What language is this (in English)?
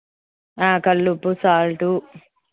Telugu